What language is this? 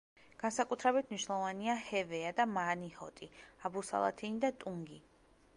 Georgian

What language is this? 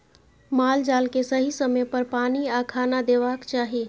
Maithili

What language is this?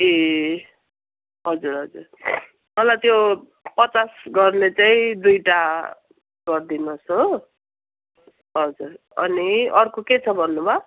Nepali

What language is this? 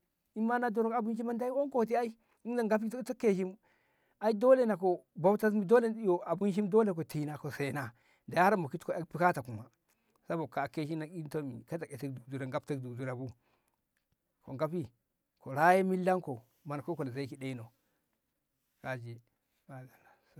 Ngamo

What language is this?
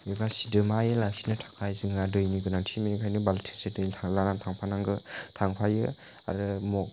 Bodo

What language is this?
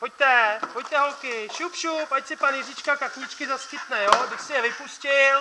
Czech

